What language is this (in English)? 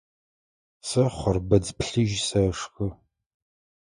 Adyghe